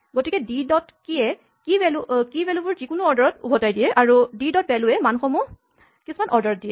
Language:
Assamese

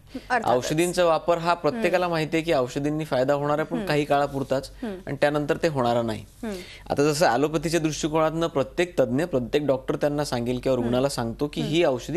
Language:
Hindi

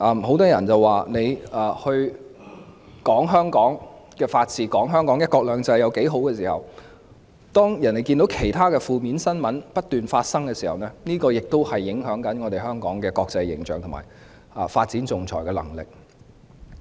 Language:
Cantonese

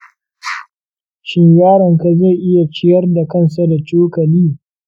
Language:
Hausa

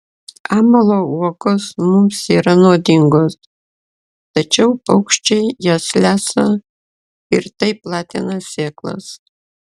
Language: Lithuanian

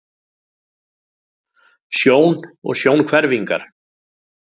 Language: Icelandic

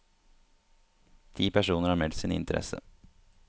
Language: Norwegian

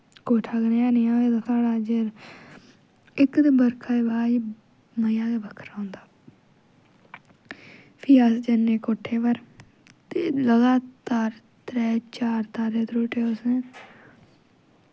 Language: Dogri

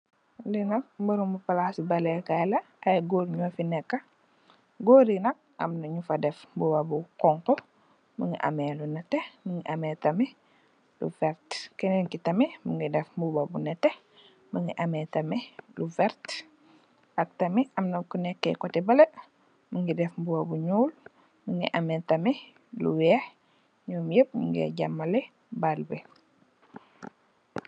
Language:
Wolof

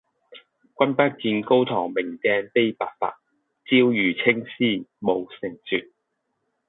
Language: Cantonese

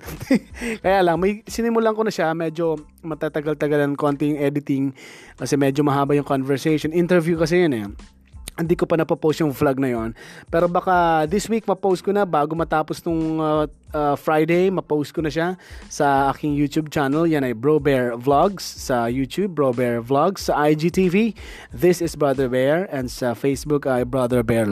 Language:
Filipino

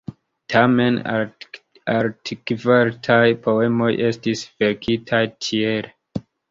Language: Esperanto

